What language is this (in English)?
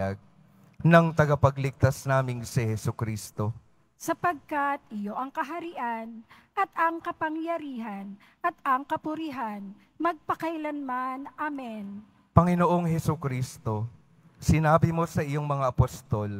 Filipino